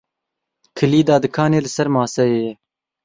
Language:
Kurdish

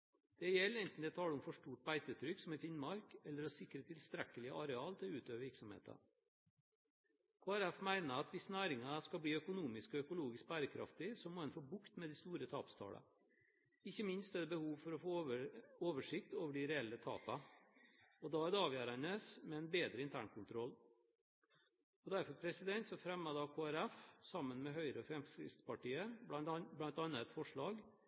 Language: Norwegian Bokmål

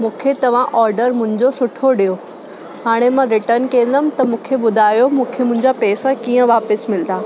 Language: Sindhi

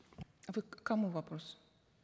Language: Kazakh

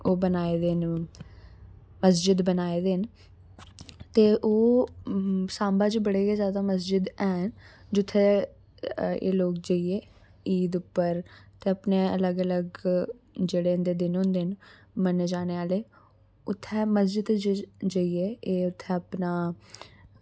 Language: Dogri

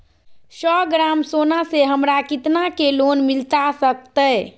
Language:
Magahi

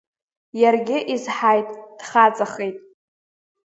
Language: Abkhazian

